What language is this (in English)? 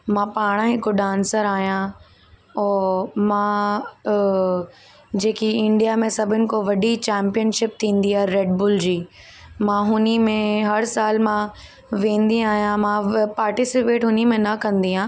Sindhi